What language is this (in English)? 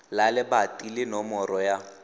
Tswana